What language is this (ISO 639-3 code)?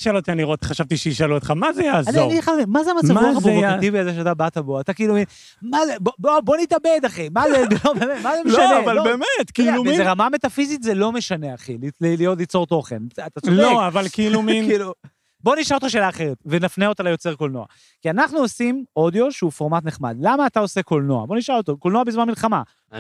heb